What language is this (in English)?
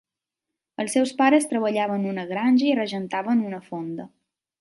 Catalan